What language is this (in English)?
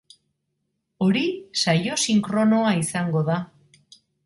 Basque